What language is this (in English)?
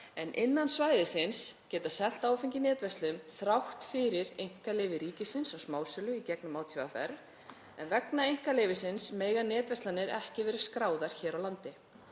Icelandic